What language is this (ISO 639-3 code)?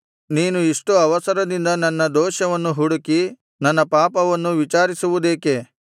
kan